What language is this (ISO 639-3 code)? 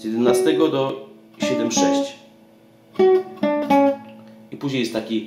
pol